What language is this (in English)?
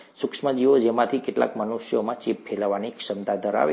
Gujarati